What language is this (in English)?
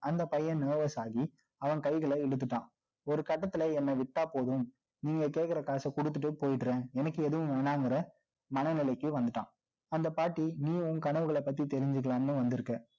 Tamil